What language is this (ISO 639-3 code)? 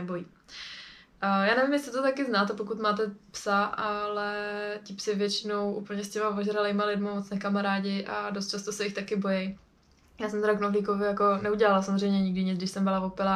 ces